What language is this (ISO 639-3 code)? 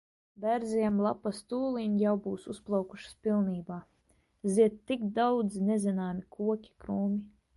lav